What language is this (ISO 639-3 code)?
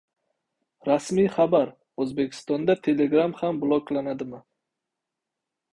uzb